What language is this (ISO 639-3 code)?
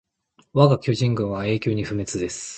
jpn